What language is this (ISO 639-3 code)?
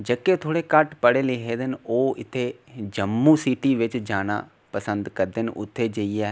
doi